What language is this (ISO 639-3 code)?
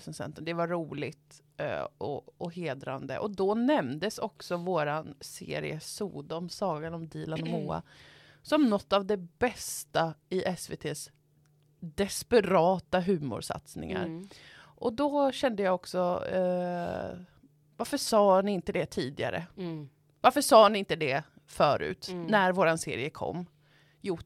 swe